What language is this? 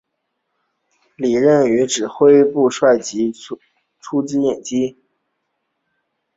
Chinese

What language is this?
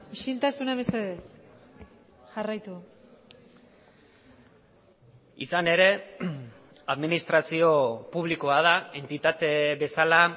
Basque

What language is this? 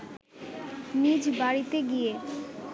Bangla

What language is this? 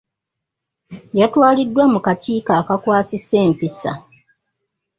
Ganda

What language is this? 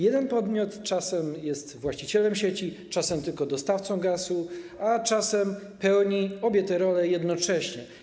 Polish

